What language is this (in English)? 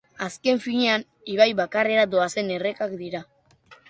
Basque